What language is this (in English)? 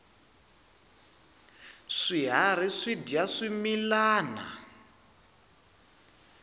Tsonga